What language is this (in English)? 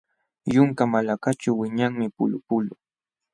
Jauja Wanca Quechua